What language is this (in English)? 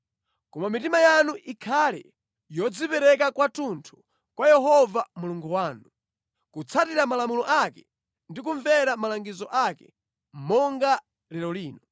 Nyanja